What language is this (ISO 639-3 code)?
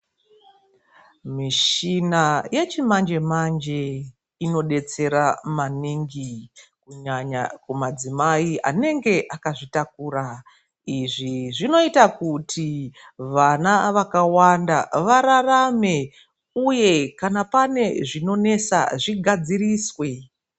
ndc